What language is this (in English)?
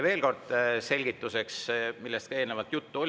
Estonian